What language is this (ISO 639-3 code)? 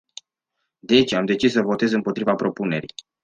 ron